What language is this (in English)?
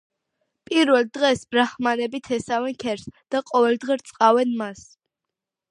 Georgian